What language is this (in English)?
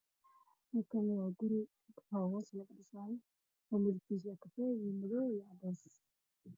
Somali